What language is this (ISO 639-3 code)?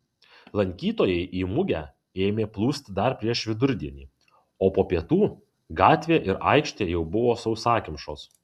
lit